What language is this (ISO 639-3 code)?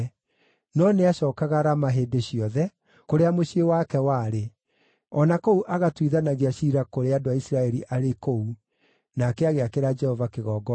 kik